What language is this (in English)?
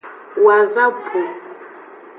Aja (Benin)